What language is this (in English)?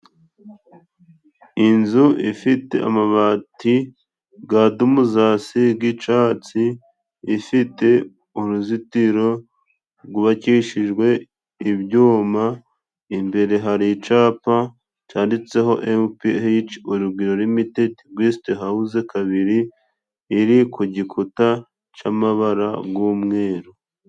Kinyarwanda